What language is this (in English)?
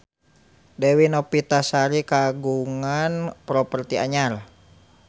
Sundanese